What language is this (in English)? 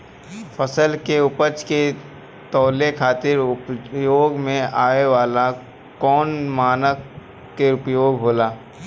Bhojpuri